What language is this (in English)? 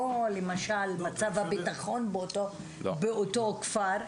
Hebrew